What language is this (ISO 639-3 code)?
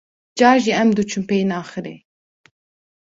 kur